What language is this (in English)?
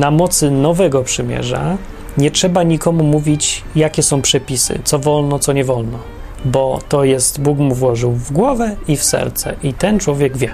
Polish